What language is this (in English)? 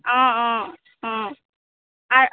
Assamese